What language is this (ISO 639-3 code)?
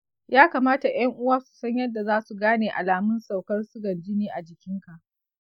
hau